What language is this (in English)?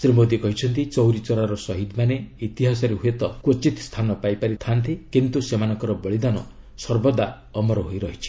Odia